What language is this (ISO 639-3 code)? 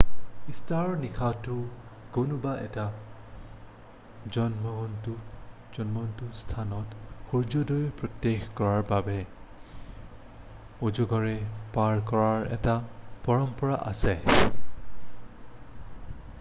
asm